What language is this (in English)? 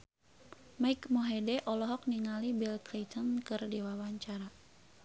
Sundanese